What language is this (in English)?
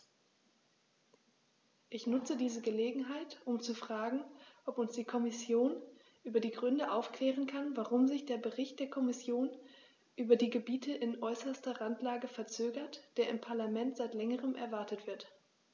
German